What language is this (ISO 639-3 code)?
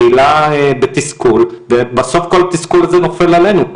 heb